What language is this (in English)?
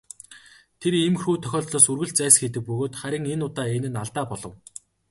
Mongolian